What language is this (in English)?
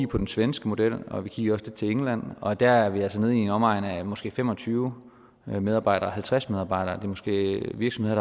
Danish